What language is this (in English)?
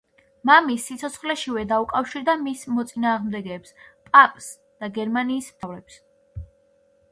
Georgian